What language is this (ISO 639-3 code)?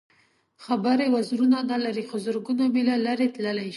pus